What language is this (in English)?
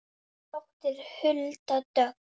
Icelandic